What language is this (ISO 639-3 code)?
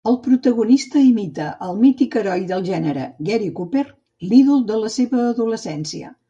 cat